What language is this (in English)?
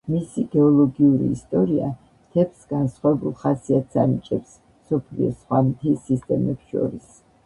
Georgian